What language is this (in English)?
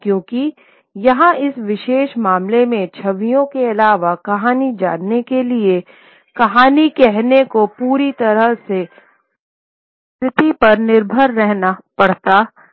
Hindi